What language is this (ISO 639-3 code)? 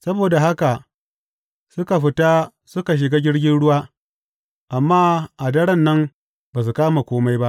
hau